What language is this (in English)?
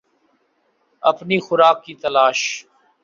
Urdu